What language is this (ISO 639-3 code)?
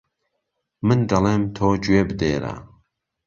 ckb